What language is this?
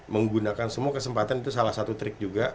Indonesian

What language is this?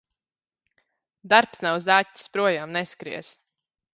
Latvian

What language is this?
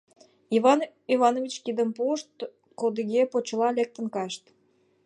Mari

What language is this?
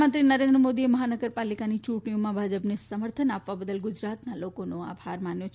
Gujarati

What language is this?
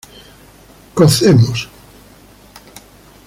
Spanish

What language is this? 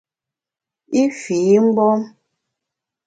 Bamun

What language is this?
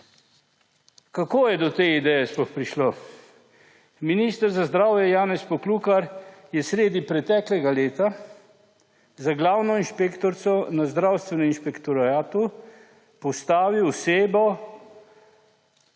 Slovenian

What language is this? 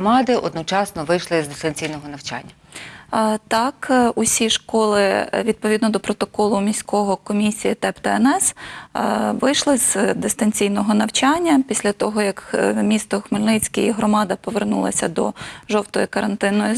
Ukrainian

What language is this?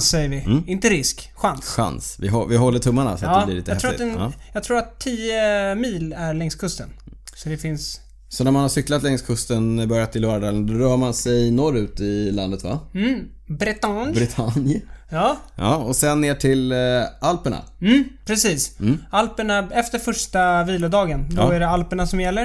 Swedish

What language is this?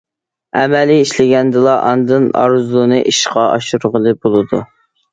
Uyghur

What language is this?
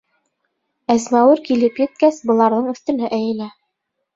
Bashkir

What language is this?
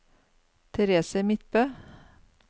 Norwegian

